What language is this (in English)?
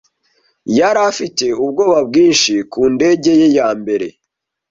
Kinyarwanda